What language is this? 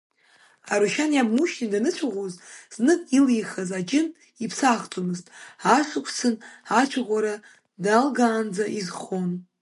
Abkhazian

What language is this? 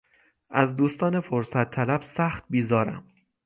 Persian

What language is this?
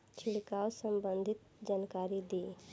Bhojpuri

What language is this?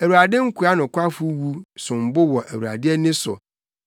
Akan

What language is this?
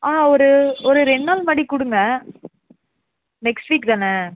Tamil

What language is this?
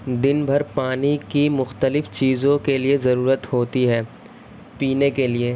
Urdu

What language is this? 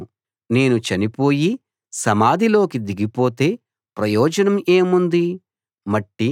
Telugu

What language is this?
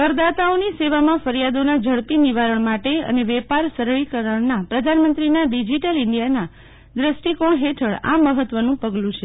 Gujarati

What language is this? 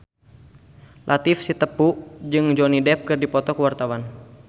Sundanese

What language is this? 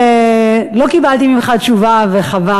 Hebrew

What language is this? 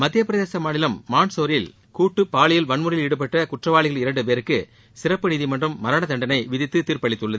Tamil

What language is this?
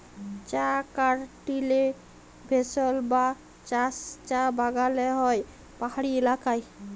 Bangla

